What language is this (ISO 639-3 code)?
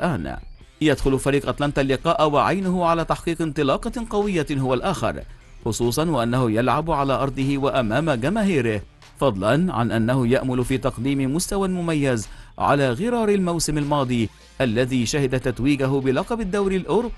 ara